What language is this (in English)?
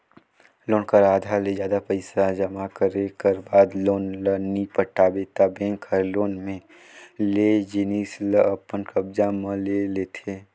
Chhattisgarhi